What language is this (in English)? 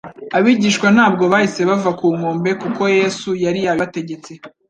Kinyarwanda